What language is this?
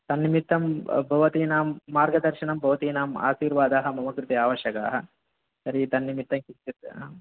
Sanskrit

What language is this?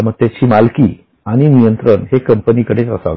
Marathi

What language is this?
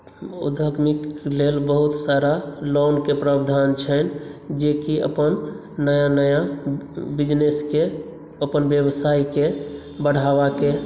Maithili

